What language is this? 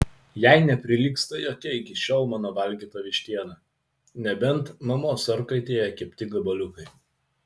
Lithuanian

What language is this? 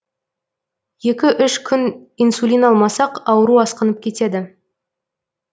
Kazakh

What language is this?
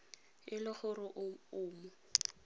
Tswana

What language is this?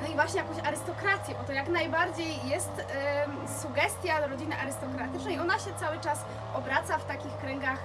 Polish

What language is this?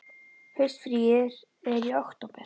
Icelandic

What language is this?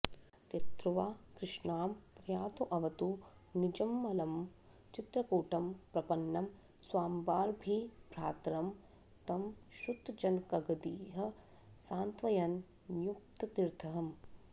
Sanskrit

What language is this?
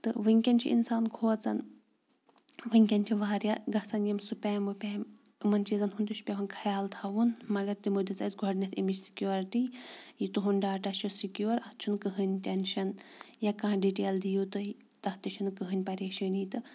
Kashmiri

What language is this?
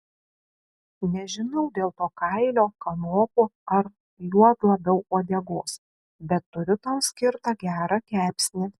Lithuanian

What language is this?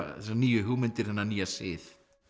Icelandic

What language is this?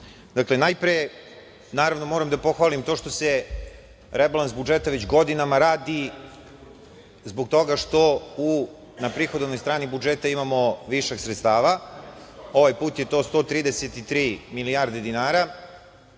Serbian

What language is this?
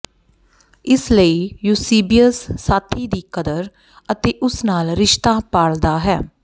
Punjabi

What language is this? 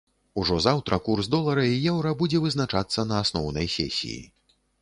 Belarusian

